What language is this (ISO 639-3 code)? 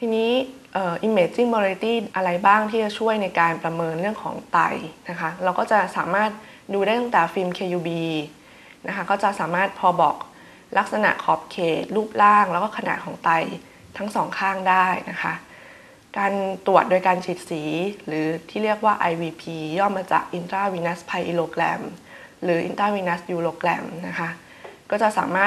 tha